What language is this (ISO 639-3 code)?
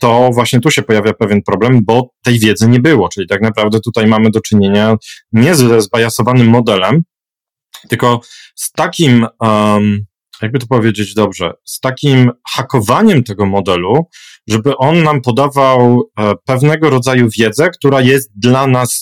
pol